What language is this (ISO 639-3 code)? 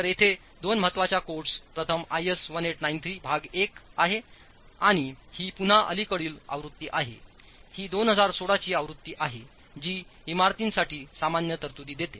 mar